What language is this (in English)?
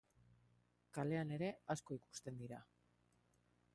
Basque